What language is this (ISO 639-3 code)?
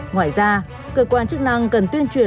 vie